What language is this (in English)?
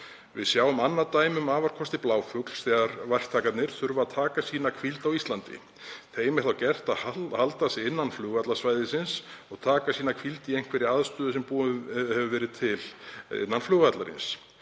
Icelandic